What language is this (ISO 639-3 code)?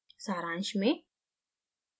hin